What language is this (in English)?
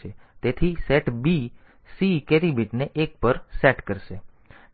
Gujarati